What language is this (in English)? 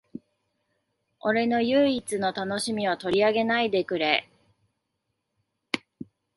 Japanese